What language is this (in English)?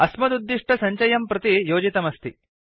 Sanskrit